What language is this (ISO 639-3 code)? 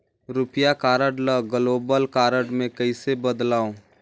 hne